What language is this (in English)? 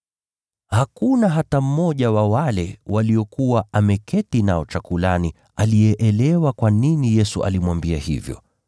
Swahili